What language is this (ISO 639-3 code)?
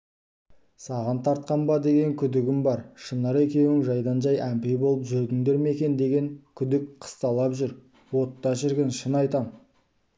kaz